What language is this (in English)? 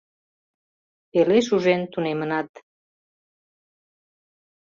Mari